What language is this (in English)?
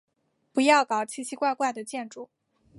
Chinese